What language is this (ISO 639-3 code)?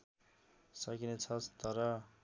nep